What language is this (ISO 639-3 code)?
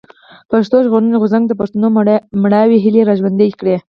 pus